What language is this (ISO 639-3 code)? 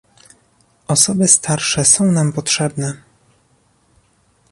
pol